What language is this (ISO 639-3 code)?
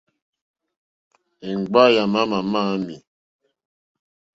bri